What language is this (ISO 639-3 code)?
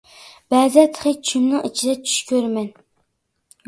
uig